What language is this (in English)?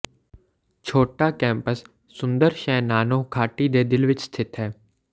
Punjabi